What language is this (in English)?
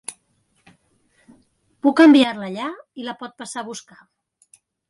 Catalan